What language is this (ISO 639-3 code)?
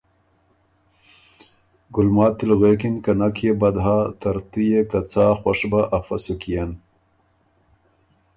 oru